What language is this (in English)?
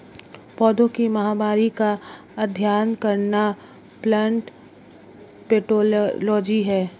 Hindi